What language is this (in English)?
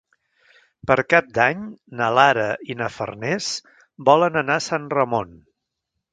Catalan